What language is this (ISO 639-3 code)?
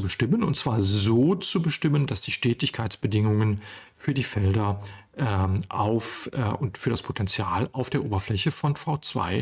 deu